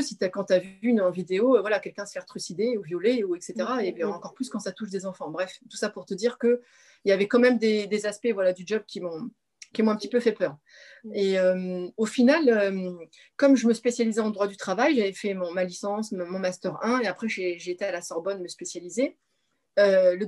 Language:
French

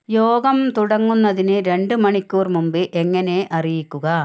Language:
Malayalam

